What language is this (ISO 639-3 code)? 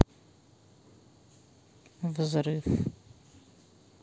rus